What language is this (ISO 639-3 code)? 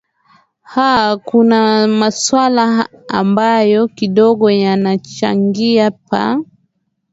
swa